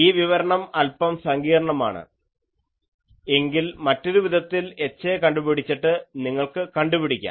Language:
Malayalam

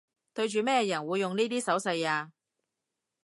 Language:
Cantonese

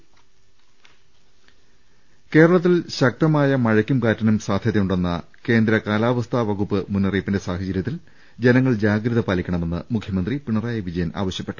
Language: Malayalam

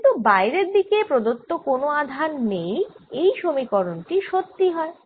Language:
Bangla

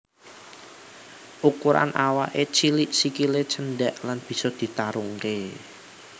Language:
Javanese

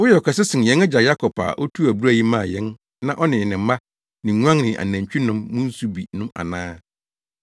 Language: Akan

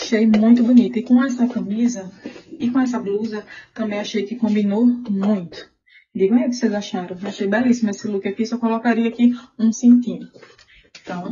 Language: Portuguese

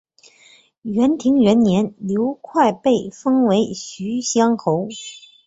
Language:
Chinese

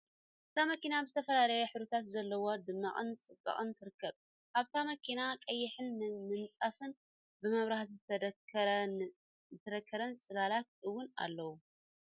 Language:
Tigrinya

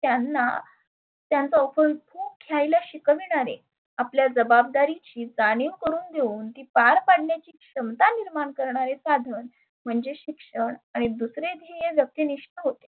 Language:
Marathi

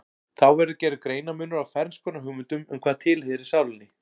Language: Icelandic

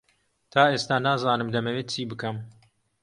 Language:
Central Kurdish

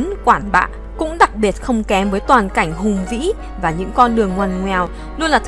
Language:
Vietnamese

